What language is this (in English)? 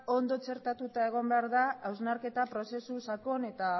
Basque